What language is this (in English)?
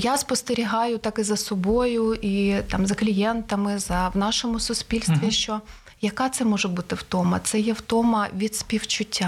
Ukrainian